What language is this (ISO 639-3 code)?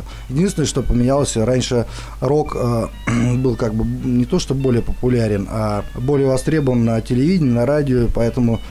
rus